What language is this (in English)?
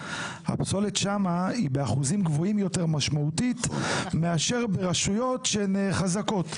Hebrew